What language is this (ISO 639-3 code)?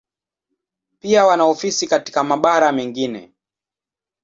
swa